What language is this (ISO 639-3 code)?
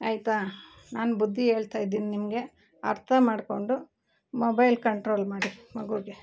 kan